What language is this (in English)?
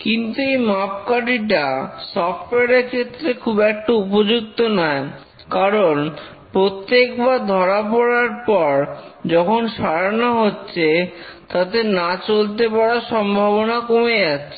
Bangla